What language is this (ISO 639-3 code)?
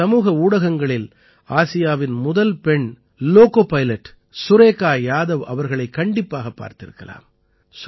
tam